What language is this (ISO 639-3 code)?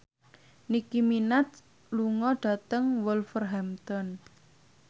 jav